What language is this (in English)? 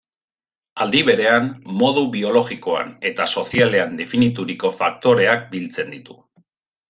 Basque